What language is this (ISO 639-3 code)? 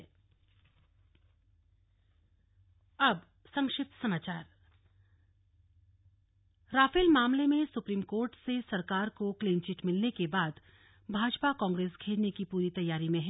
hin